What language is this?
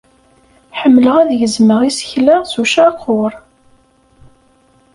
Kabyle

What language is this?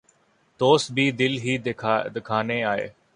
Urdu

